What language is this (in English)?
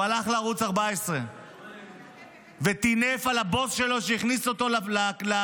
Hebrew